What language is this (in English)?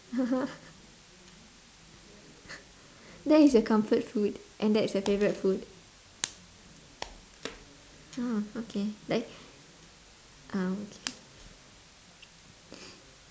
English